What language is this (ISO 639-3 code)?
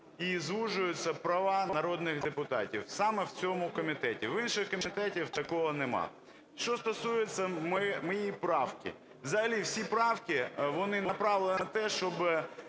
ukr